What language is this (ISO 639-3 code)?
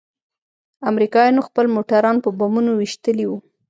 pus